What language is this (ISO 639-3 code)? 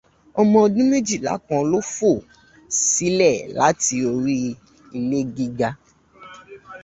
yor